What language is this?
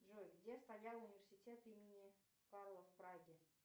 Russian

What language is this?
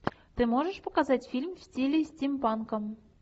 Russian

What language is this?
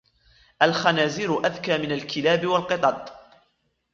Arabic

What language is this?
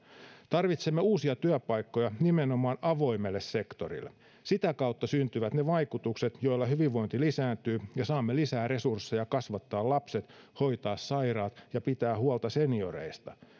Finnish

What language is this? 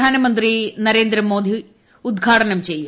Malayalam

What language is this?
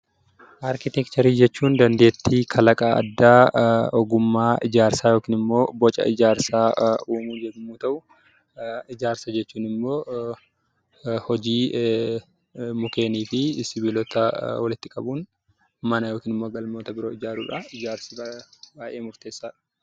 Oromo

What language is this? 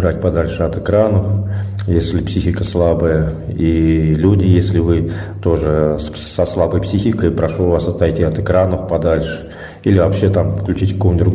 Russian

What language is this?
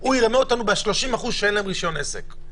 Hebrew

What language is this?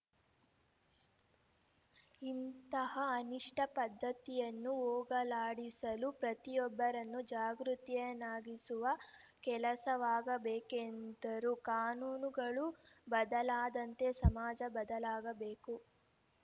Kannada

